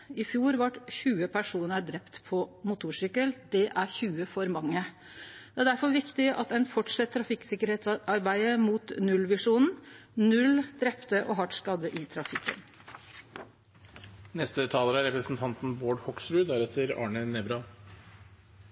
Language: Norwegian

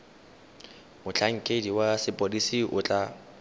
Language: Tswana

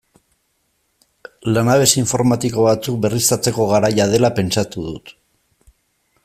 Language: Basque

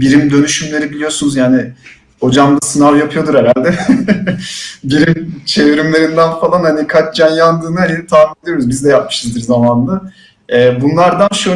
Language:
Turkish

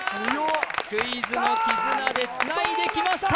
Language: Japanese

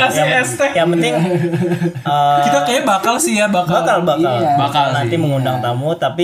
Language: Indonesian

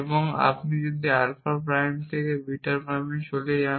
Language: Bangla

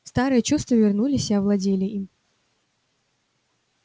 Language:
Russian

